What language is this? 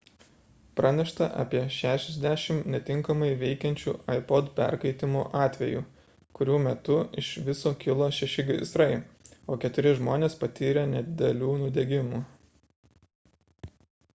Lithuanian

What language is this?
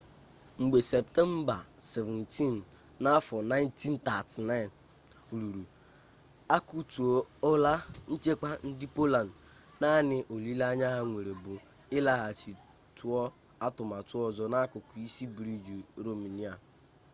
Igbo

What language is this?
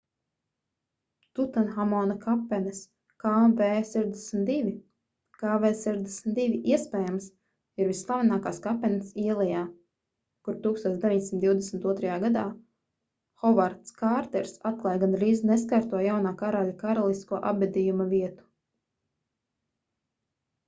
Latvian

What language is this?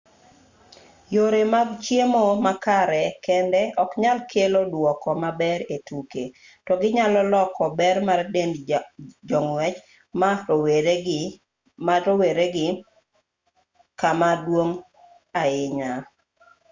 Luo (Kenya and Tanzania)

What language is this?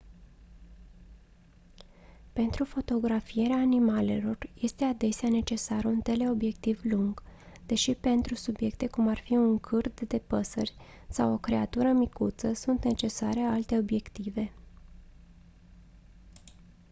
Romanian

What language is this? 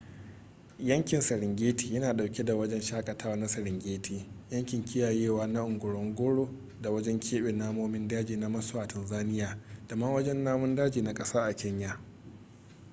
Hausa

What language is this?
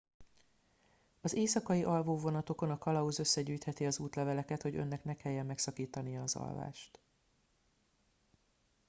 Hungarian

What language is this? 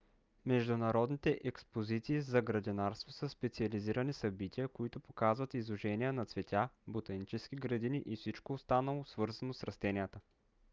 Bulgarian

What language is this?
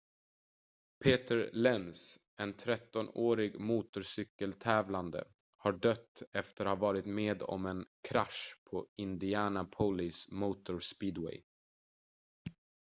Swedish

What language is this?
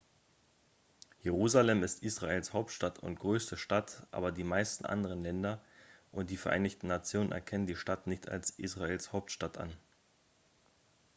German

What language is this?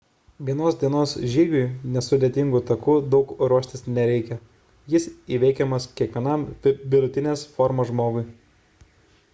Lithuanian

